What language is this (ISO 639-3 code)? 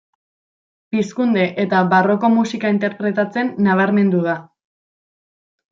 eus